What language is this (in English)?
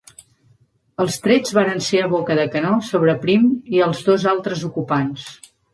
Catalan